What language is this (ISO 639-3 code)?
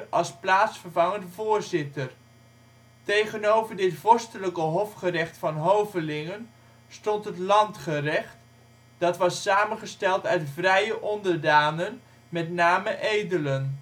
nld